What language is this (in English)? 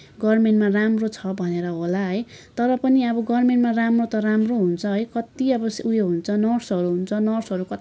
Nepali